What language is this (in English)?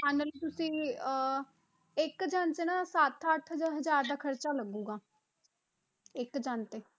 Punjabi